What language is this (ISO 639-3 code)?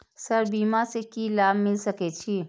mai